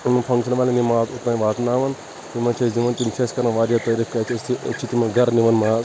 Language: Kashmiri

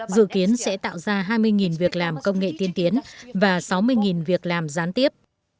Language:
Vietnamese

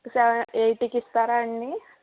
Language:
Telugu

